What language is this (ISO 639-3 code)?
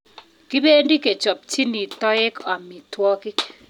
kln